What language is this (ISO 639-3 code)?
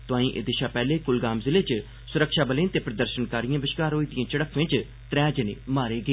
doi